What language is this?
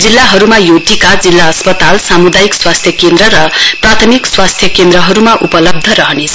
Nepali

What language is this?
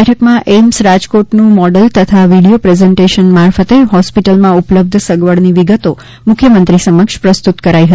Gujarati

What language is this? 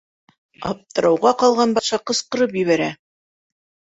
Bashkir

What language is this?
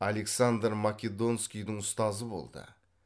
Kazakh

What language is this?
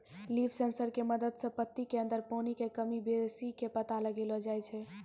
Maithili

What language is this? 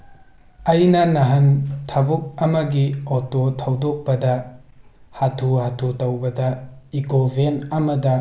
Manipuri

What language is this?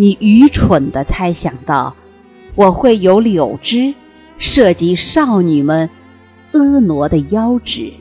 Chinese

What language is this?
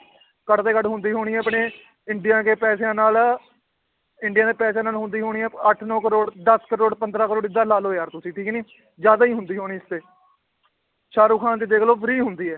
Punjabi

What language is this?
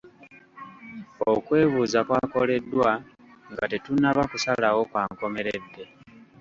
Ganda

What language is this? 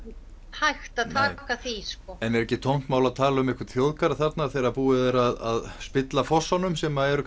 Icelandic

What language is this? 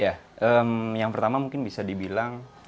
Indonesian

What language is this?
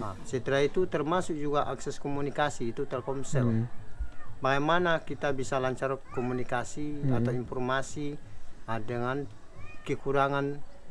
Indonesian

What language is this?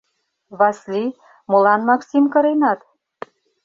Mari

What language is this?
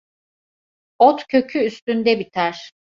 Turkish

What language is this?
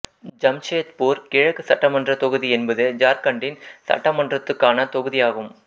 Tamil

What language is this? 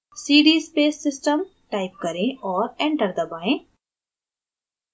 Hindi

